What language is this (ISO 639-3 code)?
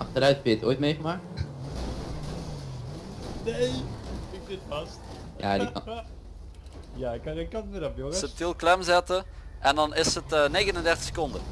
nld